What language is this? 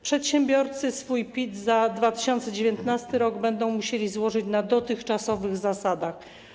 Polish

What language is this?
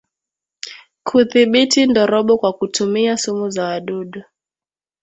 Swahili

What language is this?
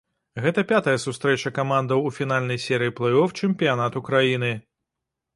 Belarusian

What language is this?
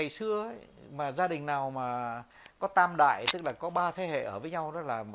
Vietnamese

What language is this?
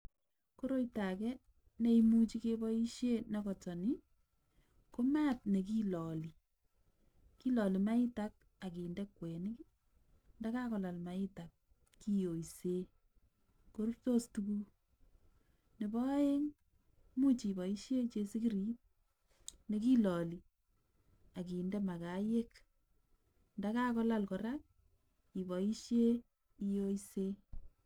Kalenjin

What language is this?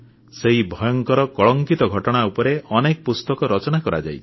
Odia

